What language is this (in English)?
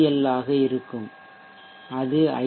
Tamil